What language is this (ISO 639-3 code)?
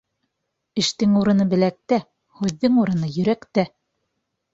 bak